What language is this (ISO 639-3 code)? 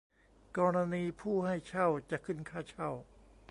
tha